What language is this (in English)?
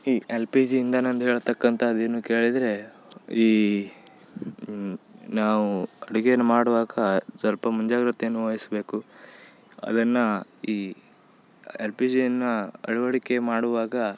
Kannada